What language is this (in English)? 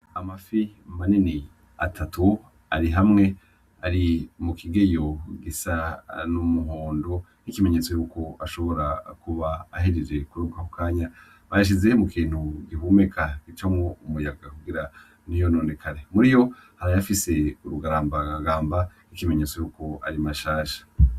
Rundi